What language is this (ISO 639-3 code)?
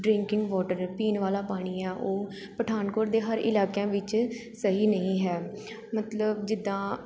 pan